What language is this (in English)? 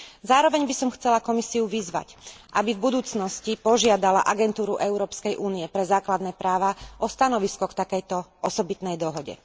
Slovak